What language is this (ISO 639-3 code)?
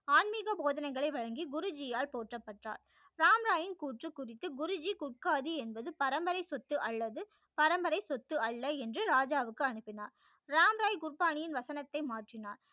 tam